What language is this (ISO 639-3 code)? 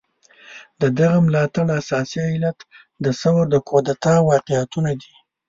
pus